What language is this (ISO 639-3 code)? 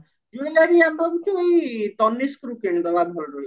ori